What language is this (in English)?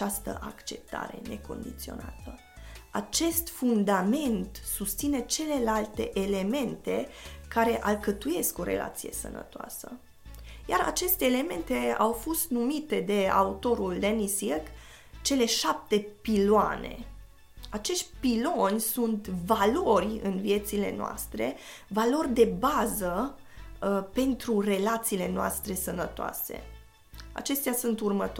Romanian